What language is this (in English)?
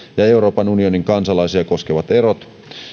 Finnish